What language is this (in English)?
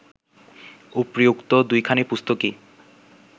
Bangla